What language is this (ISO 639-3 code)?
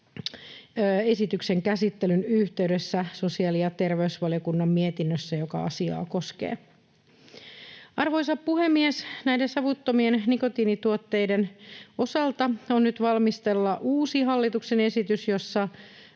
fin